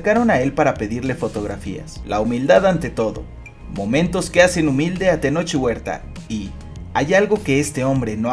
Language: Spanish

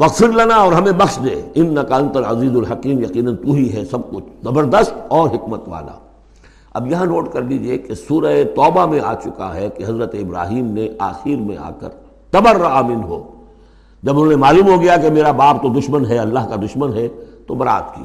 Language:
Urdu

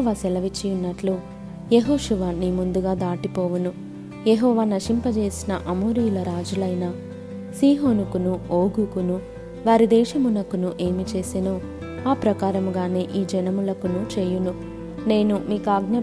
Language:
Telugu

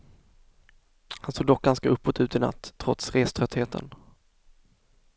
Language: Swedish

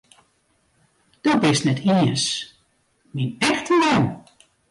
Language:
Western Frisian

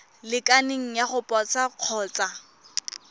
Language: Tswana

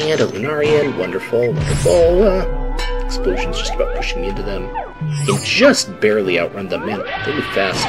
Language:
English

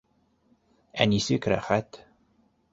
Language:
Bashkir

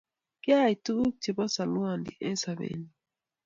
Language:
Kalenjin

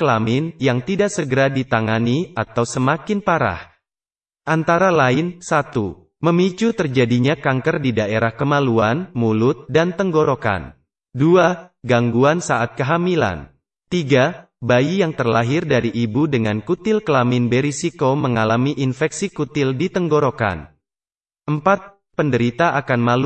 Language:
Indonesian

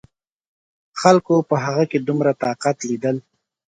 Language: Pashto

